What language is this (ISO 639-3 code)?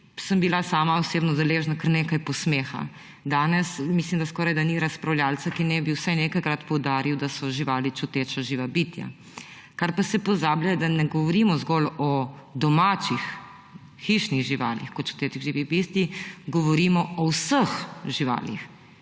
slv